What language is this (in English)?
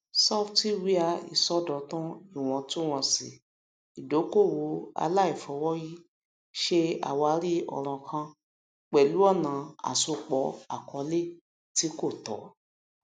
Yoruba